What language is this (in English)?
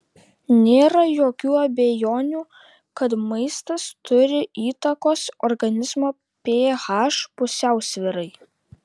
Lithuanian